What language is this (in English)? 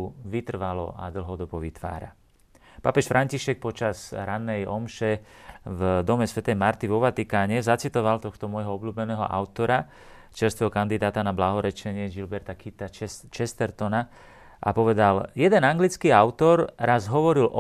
Slovak